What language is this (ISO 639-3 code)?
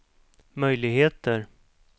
swe